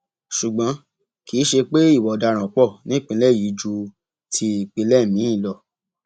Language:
Yoruba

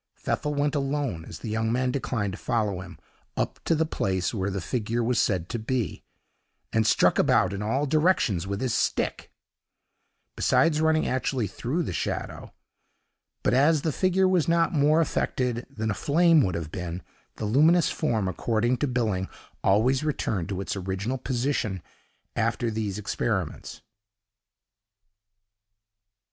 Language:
English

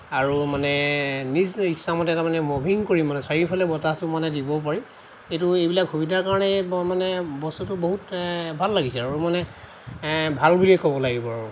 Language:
Assamese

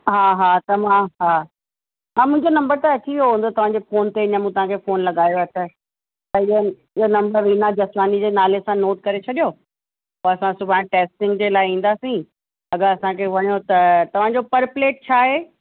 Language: Sindhi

